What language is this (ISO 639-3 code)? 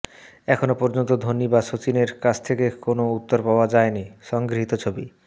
ben